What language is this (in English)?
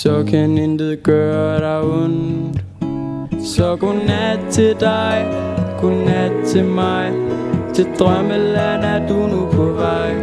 Danish